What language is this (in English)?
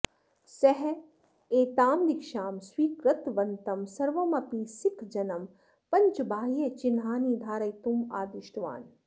Sanskrit